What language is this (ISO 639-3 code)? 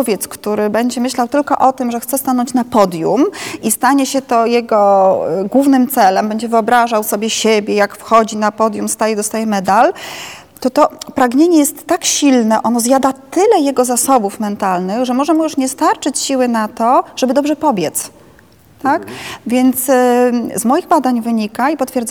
pol